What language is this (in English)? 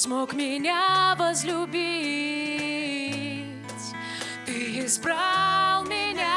Russian